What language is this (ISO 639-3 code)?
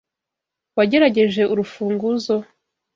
kin